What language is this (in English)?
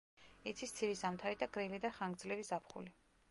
Georgian